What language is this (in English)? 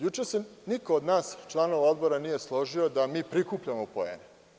Serbian